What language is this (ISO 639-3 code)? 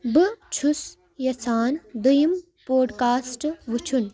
kas